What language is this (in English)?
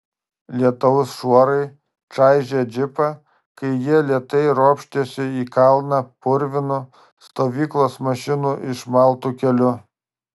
Lithuanian